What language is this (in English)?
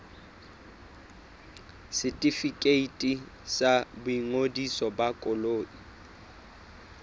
Southern Sotho